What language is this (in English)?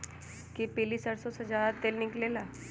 Magahi